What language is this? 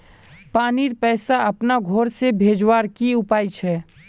Magahi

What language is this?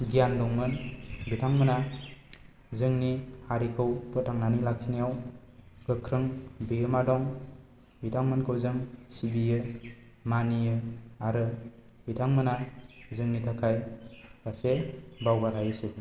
Bodo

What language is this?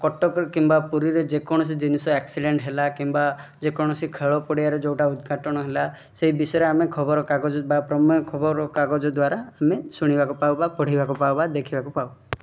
Odia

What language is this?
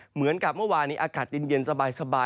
Thai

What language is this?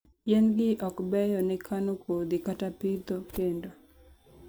Luo (Kenya and Tanzania)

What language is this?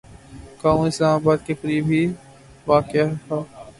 Urdu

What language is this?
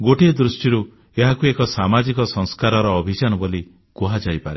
Odia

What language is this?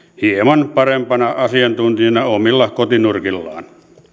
Finnish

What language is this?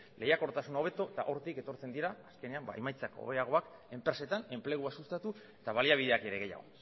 Basque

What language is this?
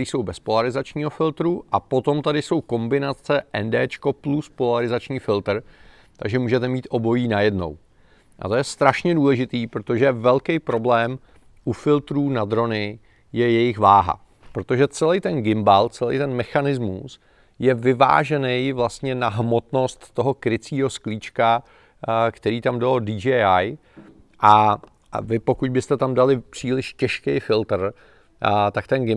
Czech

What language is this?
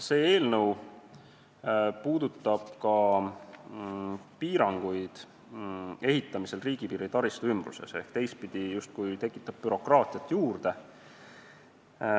Estonian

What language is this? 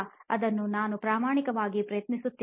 Kannada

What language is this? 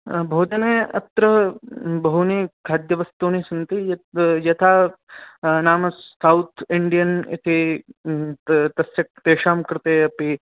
Sanskrit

